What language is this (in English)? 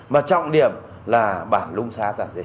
Vietnamese